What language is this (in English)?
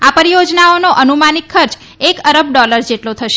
Gujarati